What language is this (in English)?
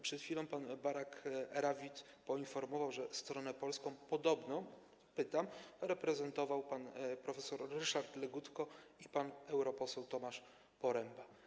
Polish